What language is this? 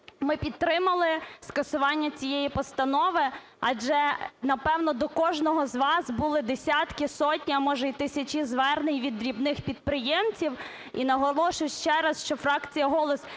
Ukrainian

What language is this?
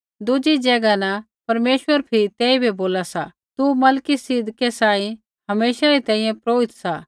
Kullu Pahari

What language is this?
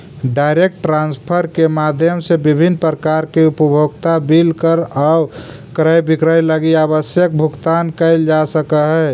Magahi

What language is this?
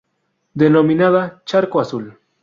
Spanish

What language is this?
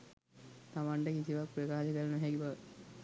Sinhala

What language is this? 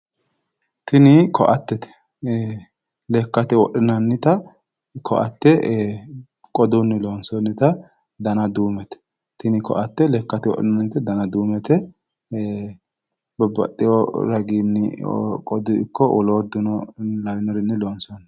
Sidamo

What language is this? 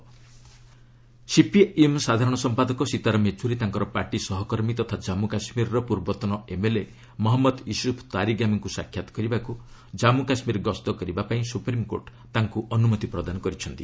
Odia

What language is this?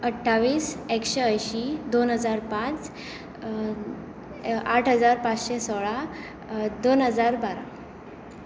Konkani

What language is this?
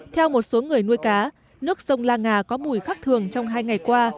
Vietnamese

